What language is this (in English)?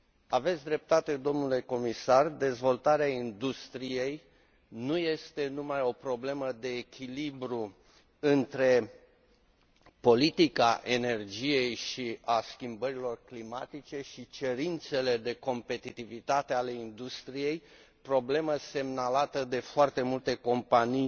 Romanian